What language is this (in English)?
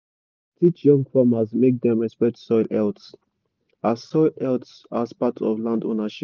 Nigerian Pidgin